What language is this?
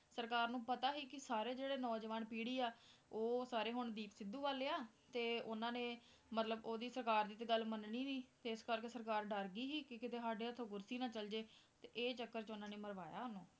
Punjabi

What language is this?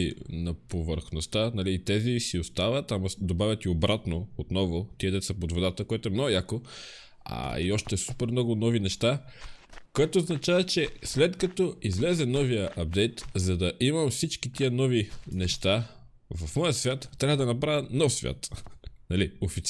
Bulgarian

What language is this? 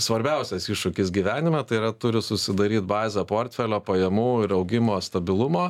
Lithuanian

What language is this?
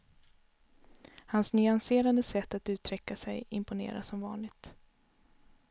Swedish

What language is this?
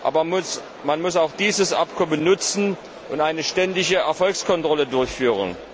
German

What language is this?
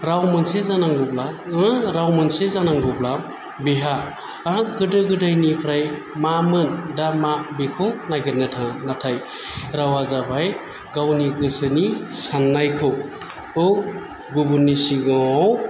Bodo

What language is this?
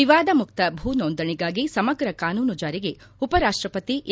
Kannada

